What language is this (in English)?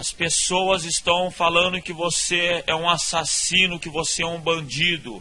Portuguese